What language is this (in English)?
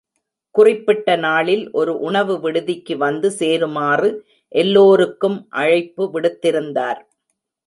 Tamil